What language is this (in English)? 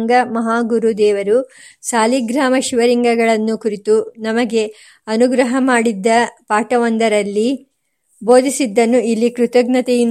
Kannada